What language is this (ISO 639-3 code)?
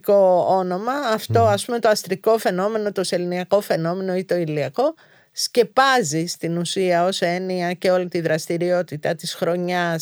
ell